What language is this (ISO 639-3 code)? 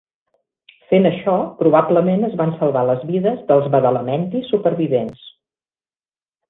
cat